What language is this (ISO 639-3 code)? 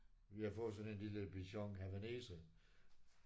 dan